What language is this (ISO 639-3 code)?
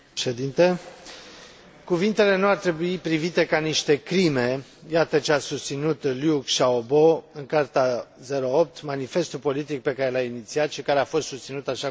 ron